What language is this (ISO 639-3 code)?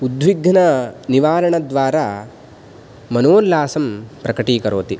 san